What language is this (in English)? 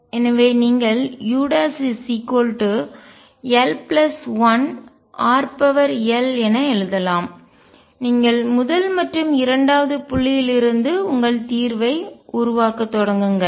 Tamil